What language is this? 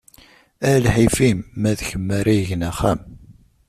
Kabyle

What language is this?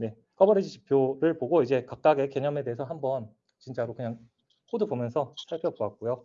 Korean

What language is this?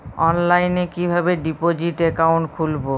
Bangla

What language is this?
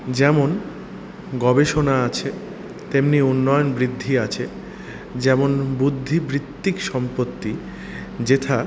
Bangla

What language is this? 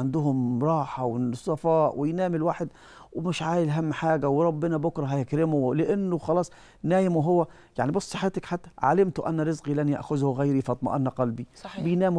Arabic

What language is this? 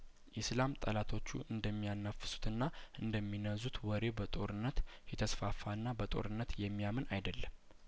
Amharic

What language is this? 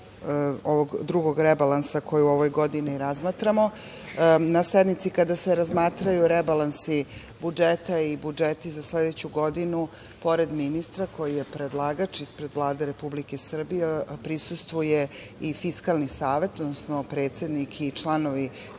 Serbian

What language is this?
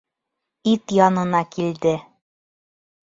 Bashkir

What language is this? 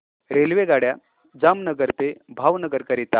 Marathi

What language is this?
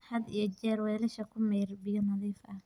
Somali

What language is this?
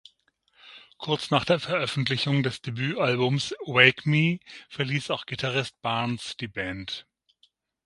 German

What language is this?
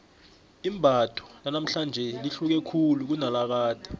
South Ndebele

